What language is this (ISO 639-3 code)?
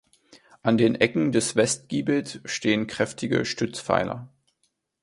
deu